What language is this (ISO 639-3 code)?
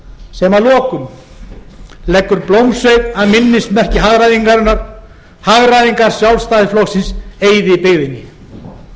isl